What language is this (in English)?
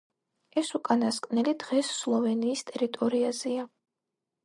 Georgian